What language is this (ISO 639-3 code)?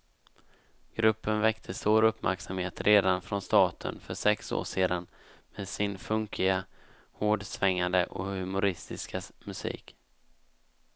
swe